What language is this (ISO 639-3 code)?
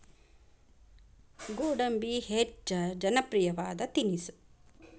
kan